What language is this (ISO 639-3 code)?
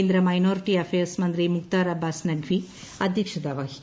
mal